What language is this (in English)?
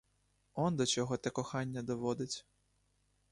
Ukrainian